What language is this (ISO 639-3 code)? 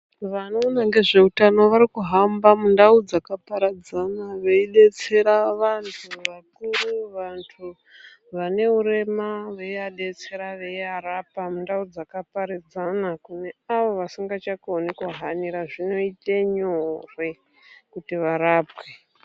ndc